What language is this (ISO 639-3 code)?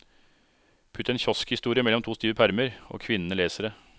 nor